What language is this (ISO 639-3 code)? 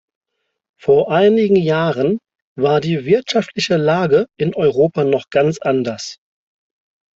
deu